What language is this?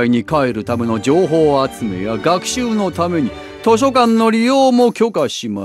Japanese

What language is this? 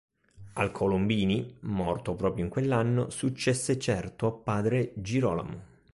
Italian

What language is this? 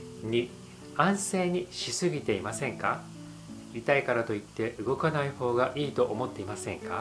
Japanese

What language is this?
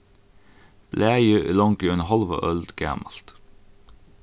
Faroese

